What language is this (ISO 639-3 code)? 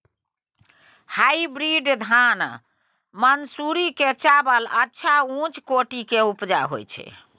mai